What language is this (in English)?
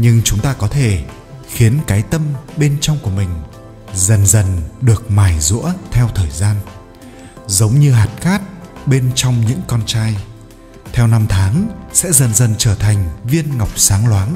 Vietnamese